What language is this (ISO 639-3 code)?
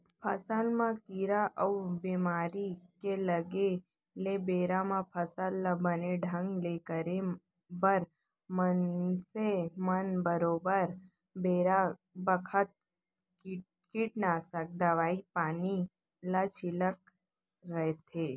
hne